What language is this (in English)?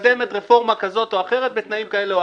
Hebrew